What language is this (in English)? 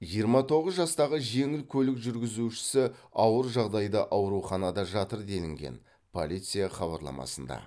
Kazakh